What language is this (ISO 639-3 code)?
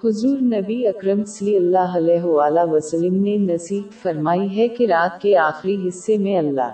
urd